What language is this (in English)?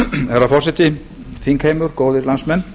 Icelandic